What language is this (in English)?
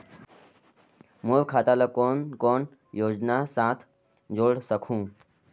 Chhattisgarhi